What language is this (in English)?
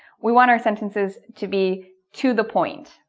English